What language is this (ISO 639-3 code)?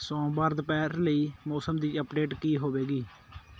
pan